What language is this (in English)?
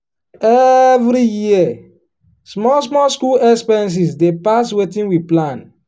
Nigerian Pidgin